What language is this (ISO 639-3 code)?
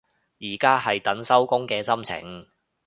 yue